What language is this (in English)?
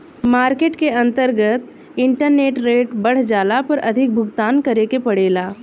Bhojpuri